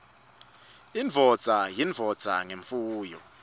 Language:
Swati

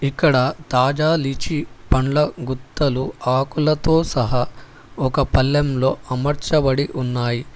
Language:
Telugu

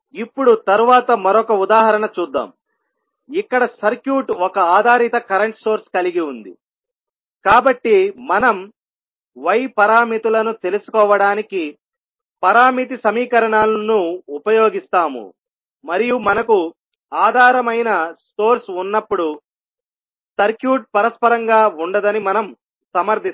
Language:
Telugu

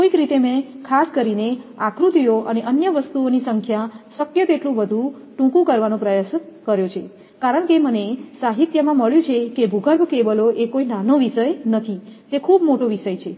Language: Gujarati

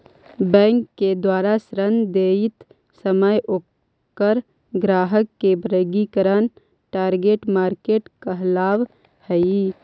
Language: Magahi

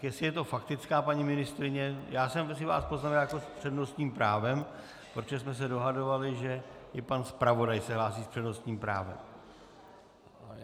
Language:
Czech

